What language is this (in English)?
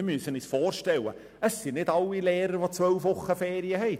Swiss German